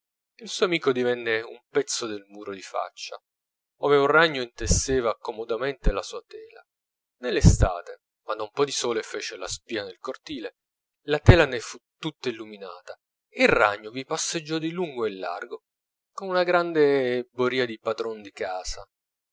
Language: Italian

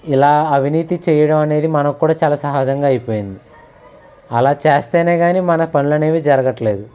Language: Telugu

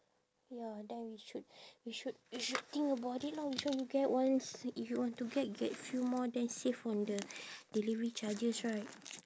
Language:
English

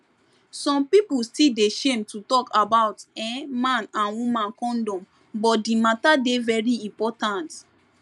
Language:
Nigerian Pidgin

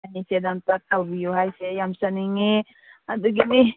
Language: Manipuri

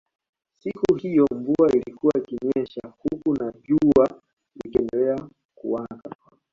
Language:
Swahili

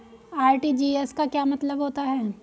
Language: Hindi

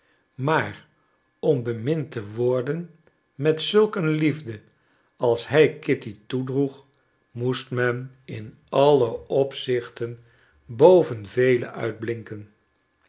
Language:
Dutch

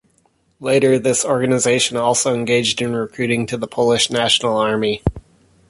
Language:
English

